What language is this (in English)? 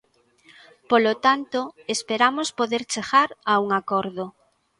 Galician